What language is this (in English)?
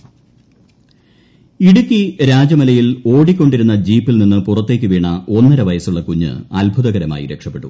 Malayalam